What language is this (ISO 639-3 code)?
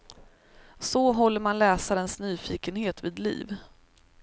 swe